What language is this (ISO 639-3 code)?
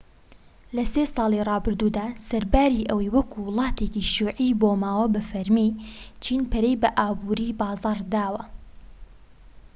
ckb